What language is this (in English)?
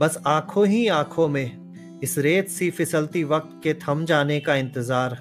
Hindi